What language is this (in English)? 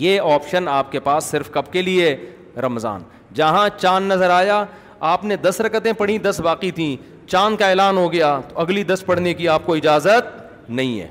Urdu